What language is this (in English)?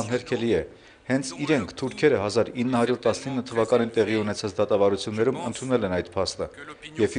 Romanian